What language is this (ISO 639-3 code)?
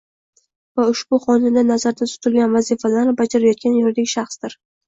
uzb